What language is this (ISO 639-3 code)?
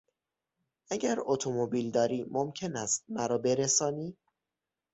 fas